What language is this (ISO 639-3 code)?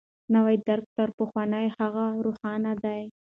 pus